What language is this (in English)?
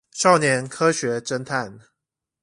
Chinese